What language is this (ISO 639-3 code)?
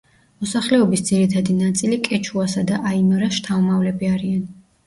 kat